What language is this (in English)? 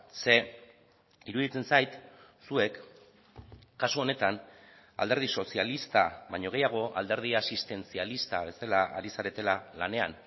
Basque